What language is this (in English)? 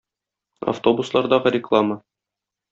Tatar